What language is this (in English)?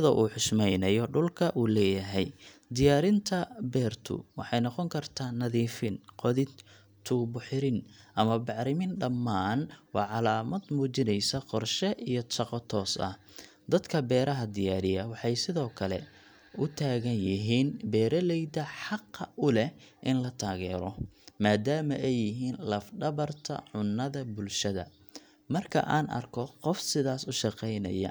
Somali